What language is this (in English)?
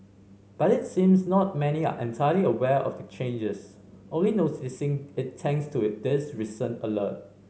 English